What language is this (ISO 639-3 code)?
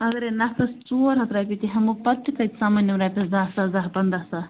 kas